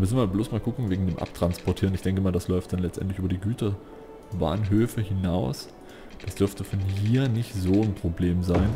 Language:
German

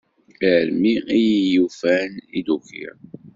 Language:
Kabyle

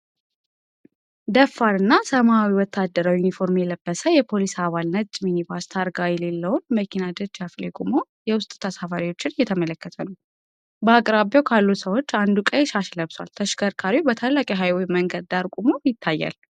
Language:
Amharic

